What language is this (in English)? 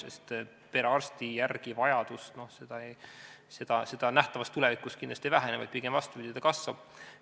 Estonian